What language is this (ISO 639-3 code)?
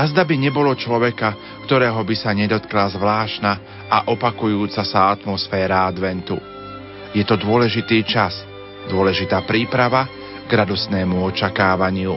slk